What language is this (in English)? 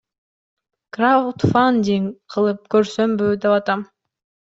Kyrgyz